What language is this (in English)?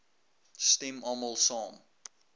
Afrikaans